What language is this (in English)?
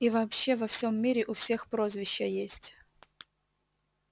Russian